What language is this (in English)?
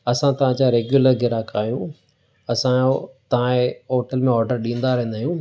Sindhi